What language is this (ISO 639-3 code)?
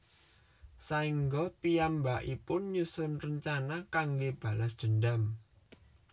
jav